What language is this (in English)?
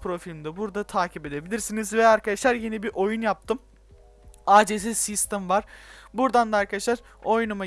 Turkish